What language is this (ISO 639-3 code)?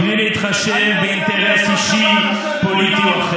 heb